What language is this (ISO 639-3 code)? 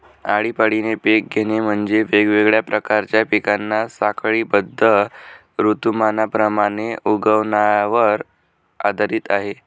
mar